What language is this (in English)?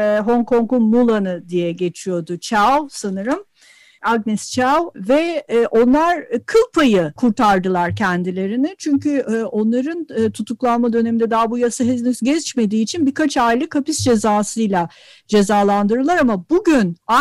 Turkish